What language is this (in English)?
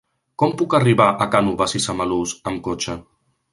Catalan